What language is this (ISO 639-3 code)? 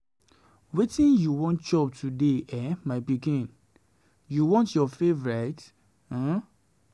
pcm